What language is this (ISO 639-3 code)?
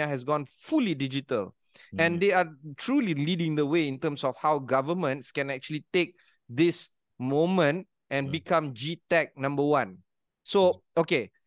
msa